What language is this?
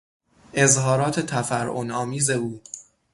Persian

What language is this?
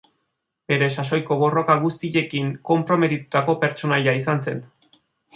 Basque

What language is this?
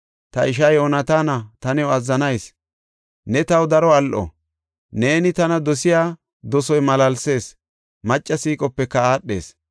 Gofa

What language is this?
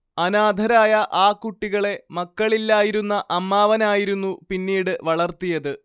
Malayalam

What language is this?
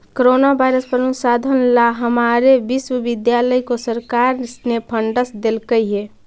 Magahi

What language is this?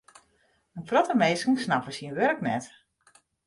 Western Frisian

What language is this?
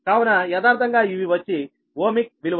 Telugu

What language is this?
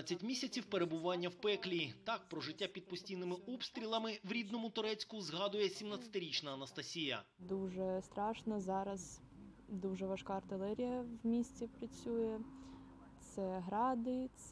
Ukrainian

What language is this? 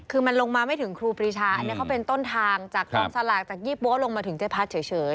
Thai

